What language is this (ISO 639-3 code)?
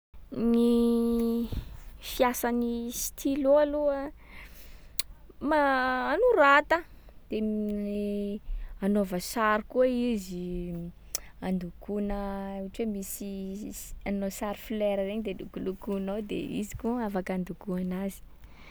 skg